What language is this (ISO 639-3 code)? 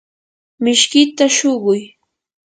qur